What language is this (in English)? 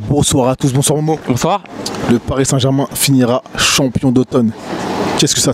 French